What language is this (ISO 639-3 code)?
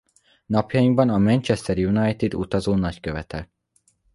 hun